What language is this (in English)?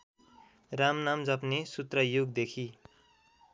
Nepali